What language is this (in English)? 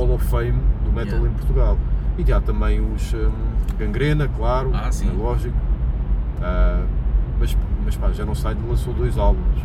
Portuguese